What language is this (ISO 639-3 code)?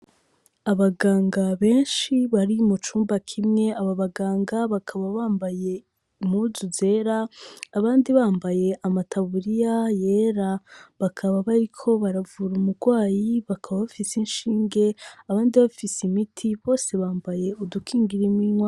run